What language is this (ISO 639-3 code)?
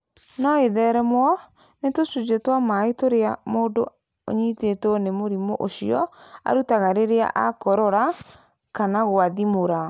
kik